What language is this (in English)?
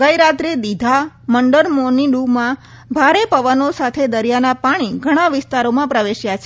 Gujarati